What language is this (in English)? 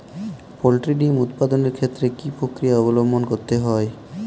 Bangla